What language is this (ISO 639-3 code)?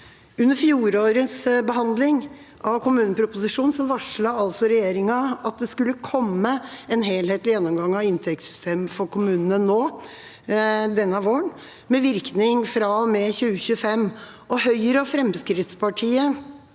nor